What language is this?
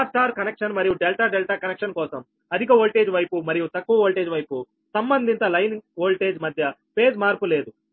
Telugu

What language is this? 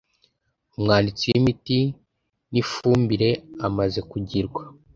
Kinyarwanda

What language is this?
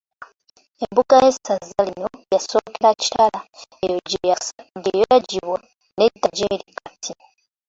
Ganda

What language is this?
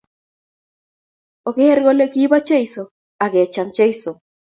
Kalenjin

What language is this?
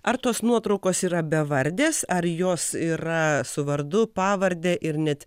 Lithuanian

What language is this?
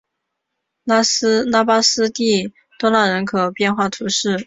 Chinese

